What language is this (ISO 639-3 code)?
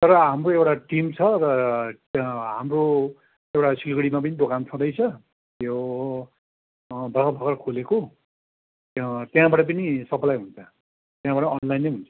nep